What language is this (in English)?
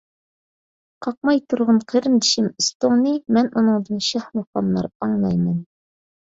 Uyghur